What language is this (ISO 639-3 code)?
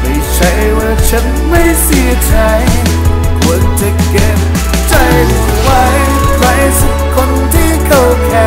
tha